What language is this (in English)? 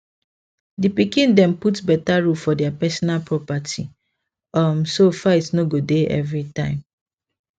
Nigerian Pidgin